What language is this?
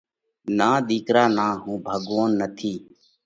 Parkari Koli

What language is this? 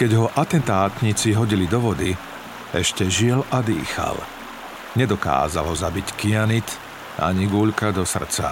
Slovak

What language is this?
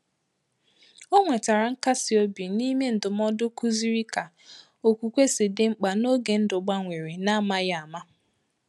Igbo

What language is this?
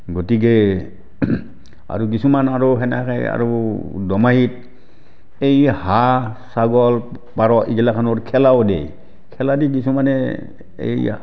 Assamese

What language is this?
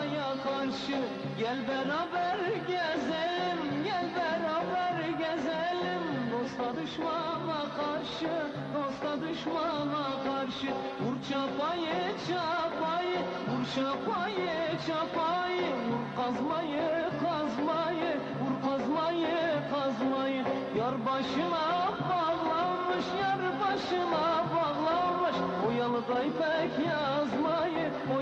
Turkish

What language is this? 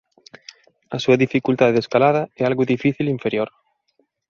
Galician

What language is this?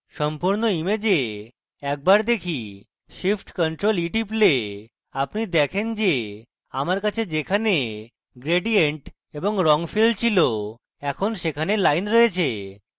Bangla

